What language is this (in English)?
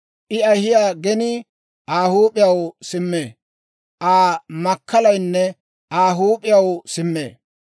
Dawro